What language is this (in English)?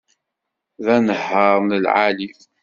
Kabyle